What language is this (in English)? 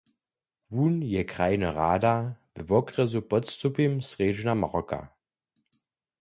Upper Sorbian